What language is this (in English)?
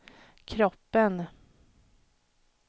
Swedish